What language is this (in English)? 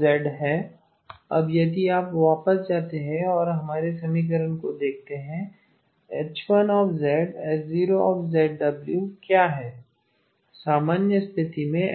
Hindi